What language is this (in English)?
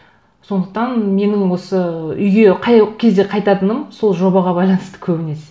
Kazakh